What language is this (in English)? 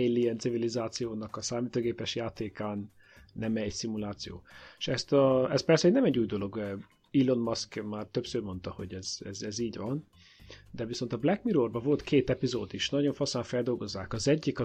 Hungarian